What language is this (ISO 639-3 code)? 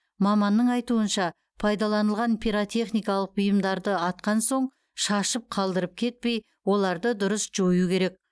kaz